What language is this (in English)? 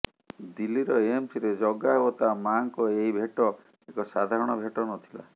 Odia